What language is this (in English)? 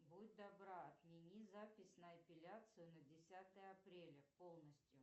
Russian